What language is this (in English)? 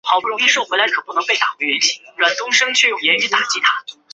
Chinese